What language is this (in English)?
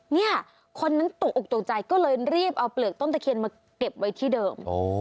Thai